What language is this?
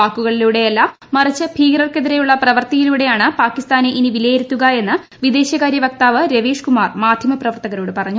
Malayalam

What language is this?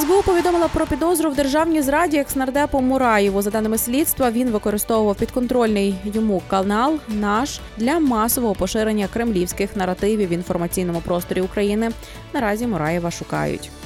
Ukrainian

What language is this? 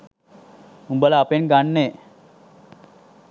Sinhala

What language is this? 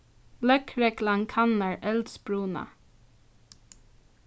Faroese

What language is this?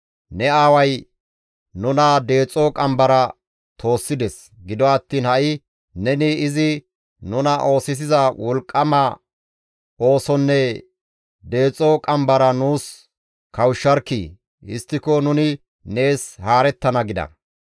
Gamo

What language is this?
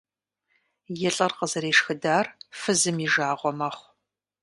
Kabardian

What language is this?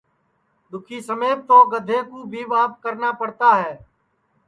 Sansi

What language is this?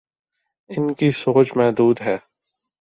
Urdu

